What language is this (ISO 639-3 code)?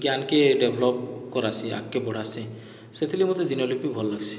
ori